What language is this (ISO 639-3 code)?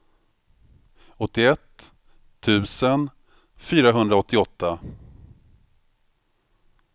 swe